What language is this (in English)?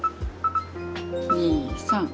Japanese